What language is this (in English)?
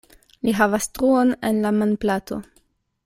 Esperanto